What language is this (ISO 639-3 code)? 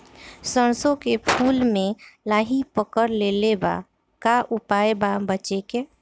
bho